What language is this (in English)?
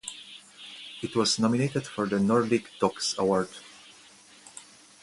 English